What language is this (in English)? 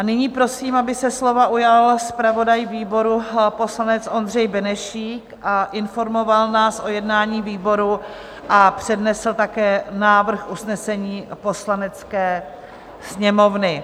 Czech